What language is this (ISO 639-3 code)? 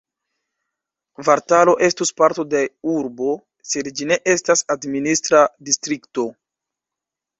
epo